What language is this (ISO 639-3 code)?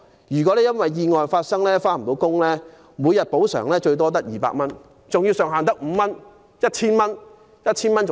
yue